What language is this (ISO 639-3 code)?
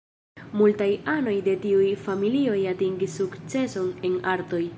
epo